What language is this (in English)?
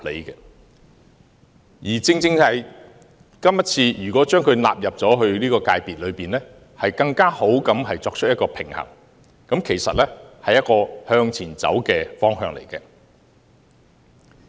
Cantonese